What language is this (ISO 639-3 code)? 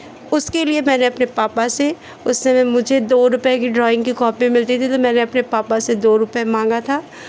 hin